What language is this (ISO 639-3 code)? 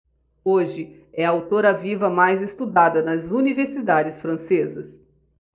por